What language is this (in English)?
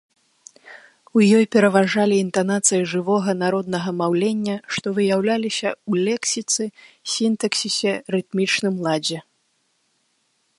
Belarusian